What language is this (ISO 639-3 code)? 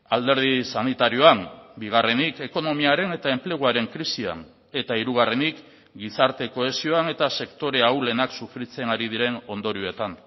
eus